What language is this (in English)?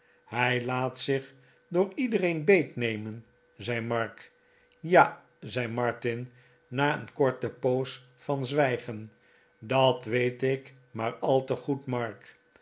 Dutch